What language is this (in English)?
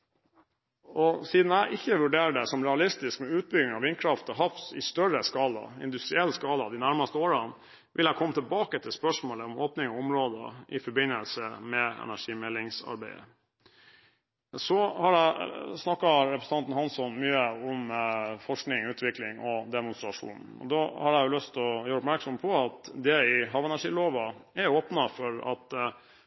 Norwegian Bokmål